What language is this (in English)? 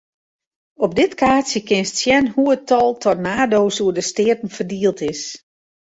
Western Frisian